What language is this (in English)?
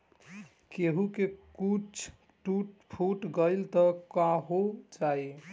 Bhojpuri